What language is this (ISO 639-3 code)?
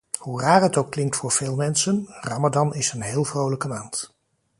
nld